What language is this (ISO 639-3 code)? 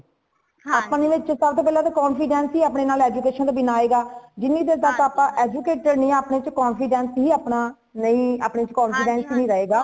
pan